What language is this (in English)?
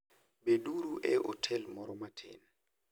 Luo (Kenya and Tanzania)